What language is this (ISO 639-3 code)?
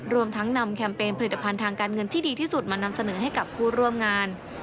tha